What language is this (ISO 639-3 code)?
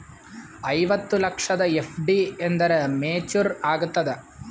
kan